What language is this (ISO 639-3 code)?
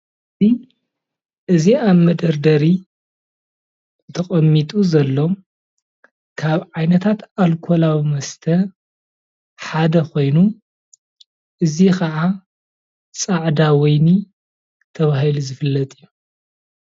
tir